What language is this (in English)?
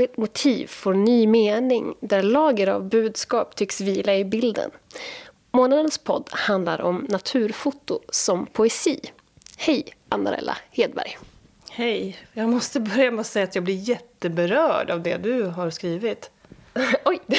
Swedish